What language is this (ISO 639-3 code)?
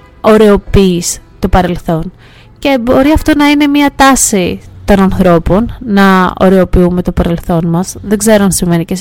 ell